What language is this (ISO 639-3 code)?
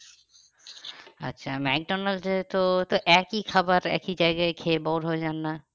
ben